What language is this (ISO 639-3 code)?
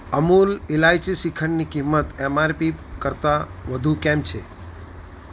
guj